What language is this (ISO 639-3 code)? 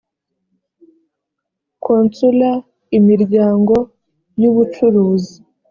kin